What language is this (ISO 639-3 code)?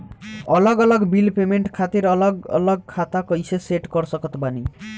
bho